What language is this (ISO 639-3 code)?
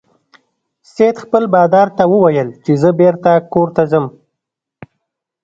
pus